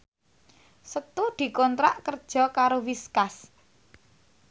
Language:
Javanese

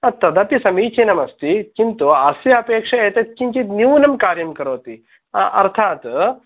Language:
Sanskrit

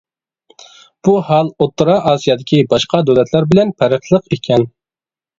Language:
Uyghur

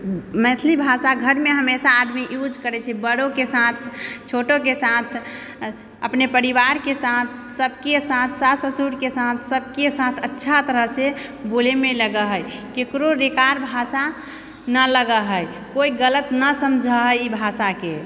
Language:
Maithili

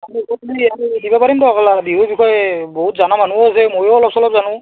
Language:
Assamese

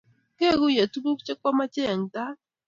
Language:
Kalenjin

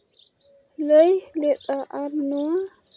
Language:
Santali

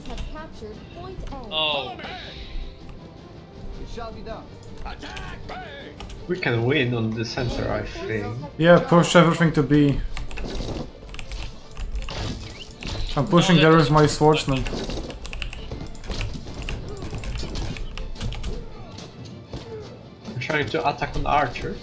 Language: English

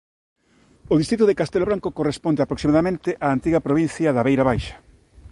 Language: Galician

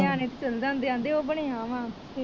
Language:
Punjabi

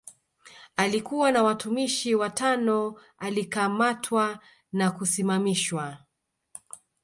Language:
Swahili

